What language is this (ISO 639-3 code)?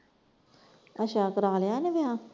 pan